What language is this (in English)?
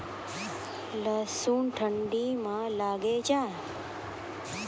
Maithili